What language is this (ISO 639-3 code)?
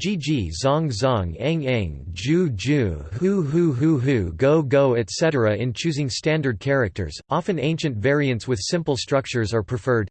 eng